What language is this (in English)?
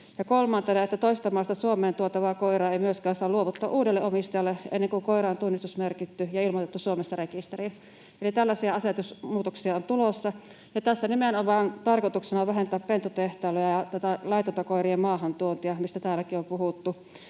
Finnish